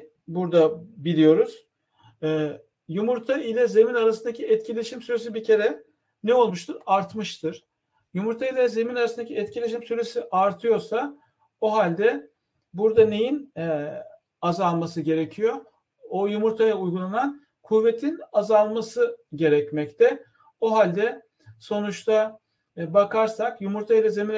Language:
Turkish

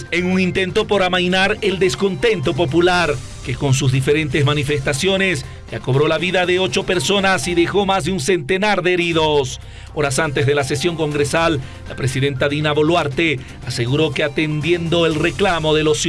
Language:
Spanish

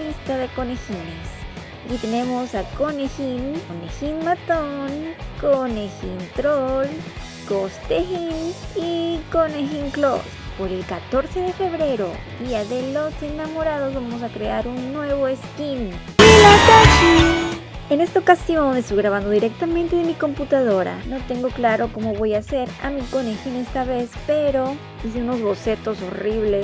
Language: Spanish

